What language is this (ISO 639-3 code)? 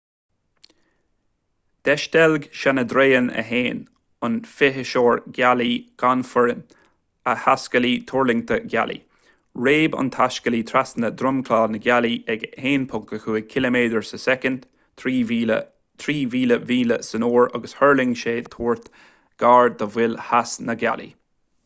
gle